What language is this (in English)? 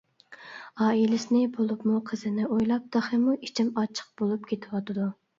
Uyghur